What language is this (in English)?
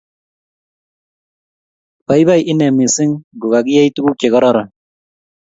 Kalenjin